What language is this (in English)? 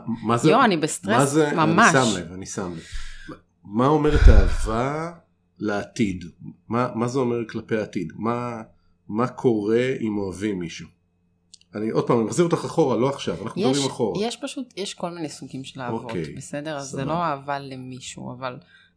Hebrew